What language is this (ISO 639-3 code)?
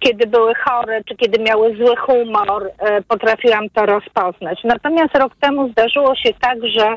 pol